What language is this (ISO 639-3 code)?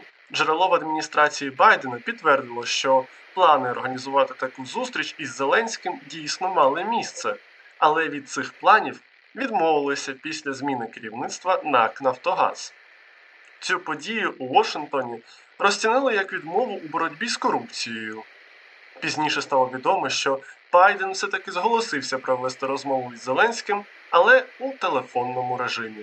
ukr